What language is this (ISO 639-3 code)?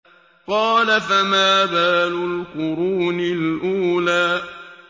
ara